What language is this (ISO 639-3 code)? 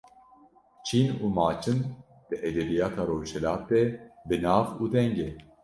kur